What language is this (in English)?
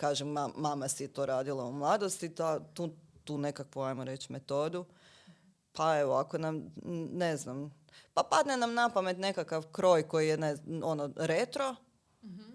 Croatian